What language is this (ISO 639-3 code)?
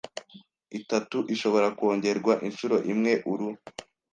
kin